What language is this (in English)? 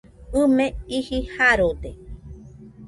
Nüpode Huitoto